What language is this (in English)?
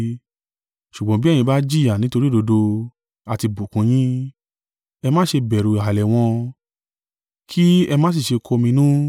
Yoruba